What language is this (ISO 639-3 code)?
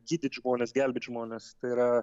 lit